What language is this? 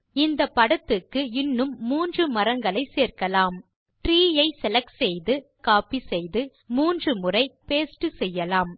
Tamil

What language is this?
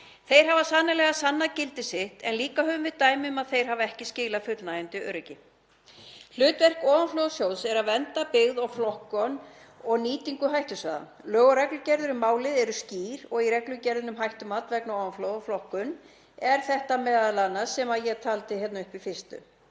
Icelandic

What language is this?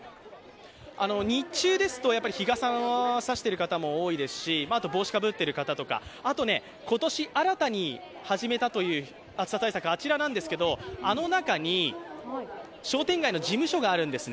Japanese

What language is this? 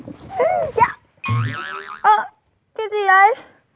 Vietnamese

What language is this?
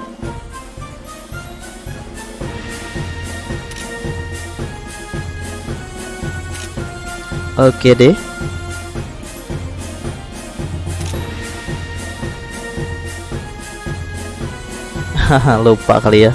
Indonesian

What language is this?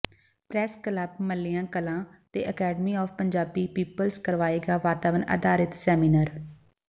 Punjabi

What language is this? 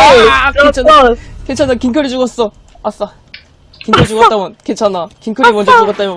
Korean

